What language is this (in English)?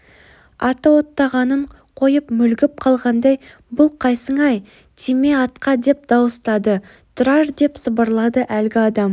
Kazakh